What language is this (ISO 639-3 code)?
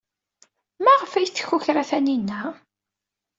kab